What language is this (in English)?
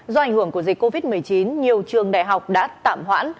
Vietnamese